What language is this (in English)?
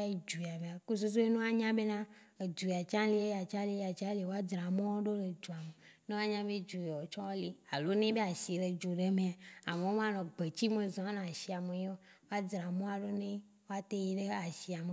Waci Gbe